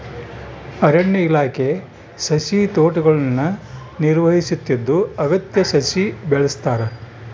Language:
Kannada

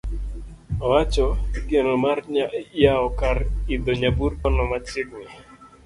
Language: Luo (Kenya and Tanzania)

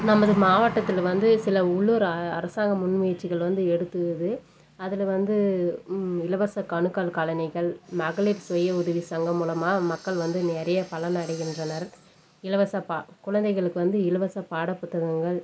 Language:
Tamil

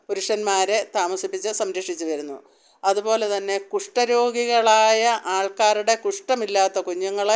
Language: Malayalam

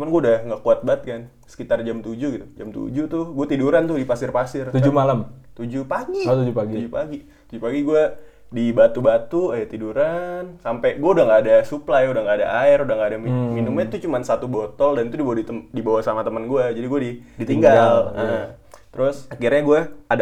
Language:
Indonesian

